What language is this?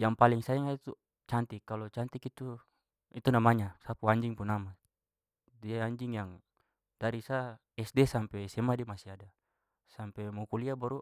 Papuan Malay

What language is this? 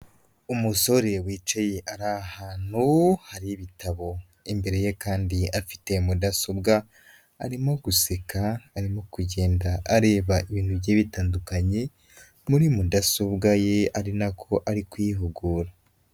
Kinyarwanda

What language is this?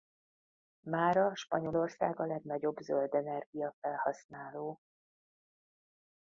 Hungarian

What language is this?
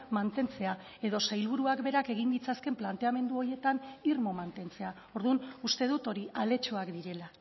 Basque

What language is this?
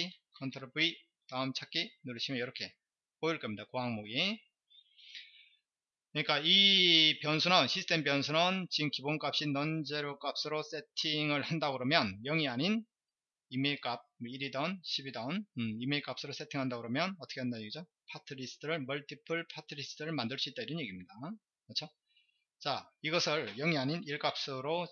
Korean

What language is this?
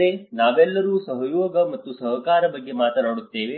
Kannada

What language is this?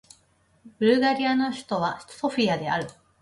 Japanese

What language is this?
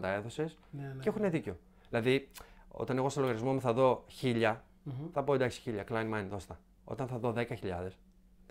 Greek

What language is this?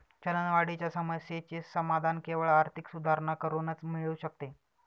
Marathi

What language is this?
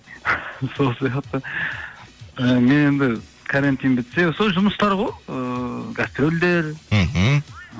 Kazakh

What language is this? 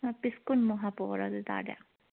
Manipuri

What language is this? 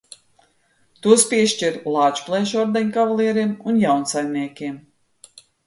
Latvian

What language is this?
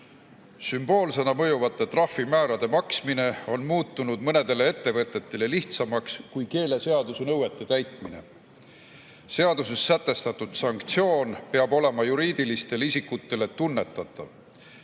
Estonian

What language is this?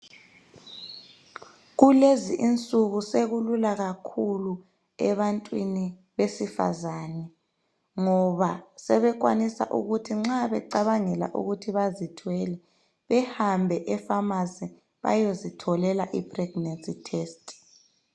North Ndebele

